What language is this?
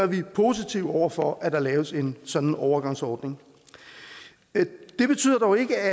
Danish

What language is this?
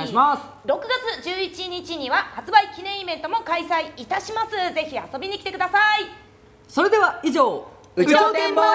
Japanese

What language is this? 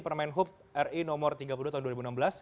Indonesian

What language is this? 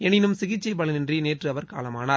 Tamil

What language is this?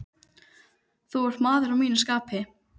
Icelandic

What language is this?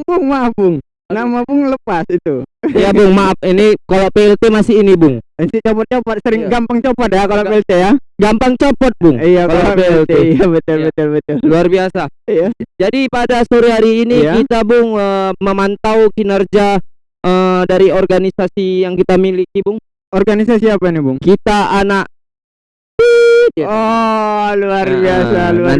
Indonesian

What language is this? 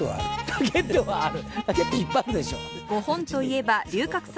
Japanese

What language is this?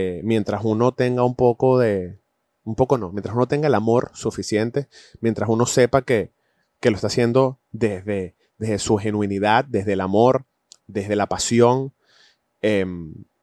Spanish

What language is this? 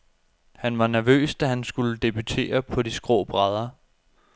Danish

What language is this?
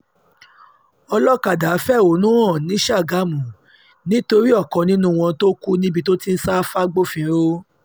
Yoruba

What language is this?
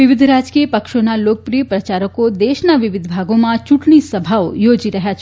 Gujarati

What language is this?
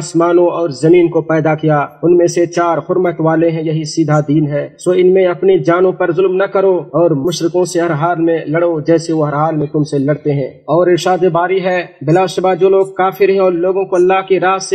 Hindi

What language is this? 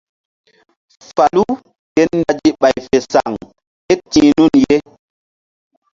Mbum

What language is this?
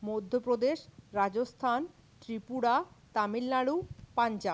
Bangla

